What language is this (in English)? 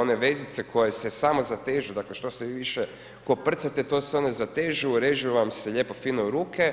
Croatian